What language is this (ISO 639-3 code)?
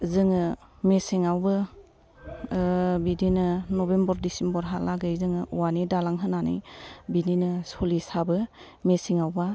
brx